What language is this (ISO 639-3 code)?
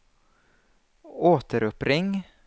swe